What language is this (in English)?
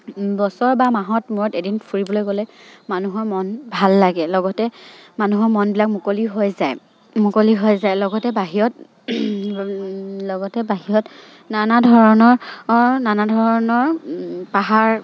Assamese